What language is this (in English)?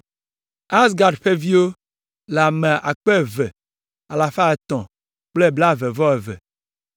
Ewe